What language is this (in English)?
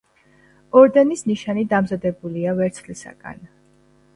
Georgian